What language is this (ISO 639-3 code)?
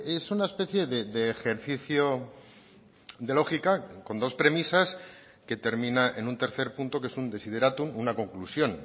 spa